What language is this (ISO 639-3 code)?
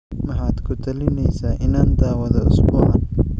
som